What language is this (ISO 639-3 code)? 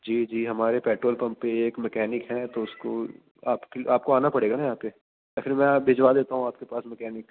urd